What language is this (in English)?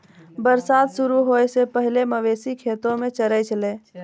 Maithili